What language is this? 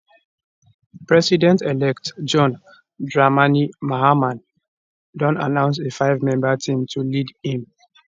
Nigerian Pidgin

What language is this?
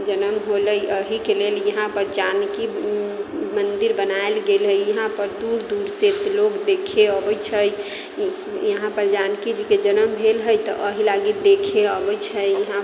Maithili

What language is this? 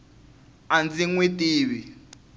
Tsonga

